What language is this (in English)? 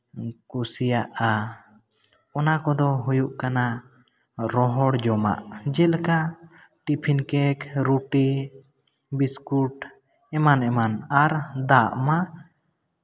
Santali